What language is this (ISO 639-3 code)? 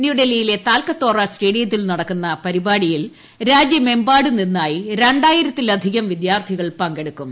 mal